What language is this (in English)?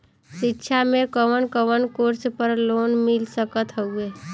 Bhojpuri